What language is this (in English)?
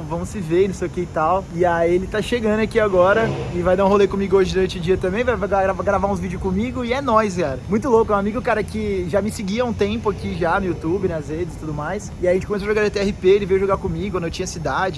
Portuguese